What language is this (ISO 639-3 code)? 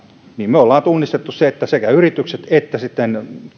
fin